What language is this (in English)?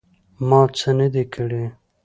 Pashto